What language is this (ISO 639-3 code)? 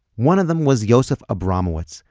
eng